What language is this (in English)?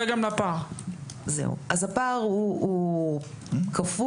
Hebrew